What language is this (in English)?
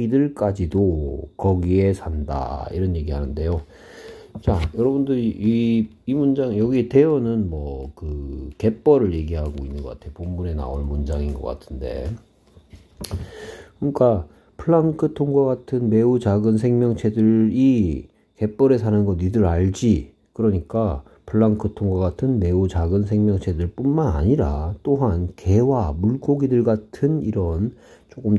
Korean